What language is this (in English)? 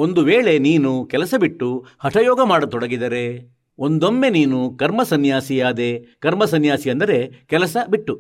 Kannada